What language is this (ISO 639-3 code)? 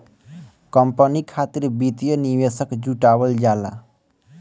bho